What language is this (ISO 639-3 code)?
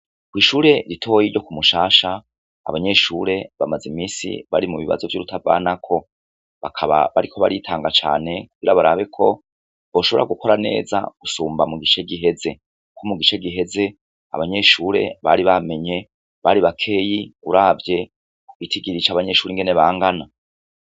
run